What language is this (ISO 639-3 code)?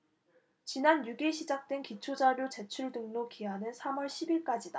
kor